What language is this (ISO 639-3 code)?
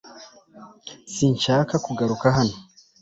kin